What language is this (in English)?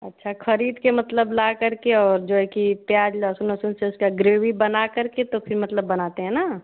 Hindi